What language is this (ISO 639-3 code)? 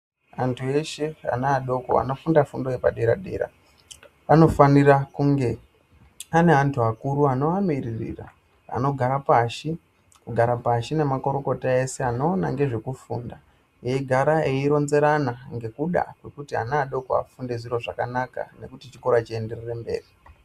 ndc